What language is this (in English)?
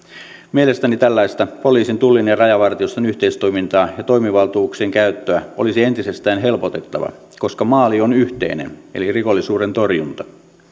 Finnish